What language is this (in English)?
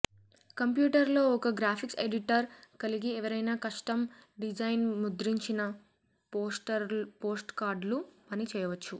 Telugu